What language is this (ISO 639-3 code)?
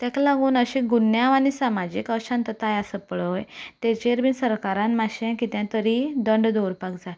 kok